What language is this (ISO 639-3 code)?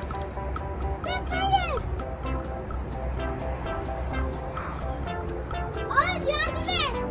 tur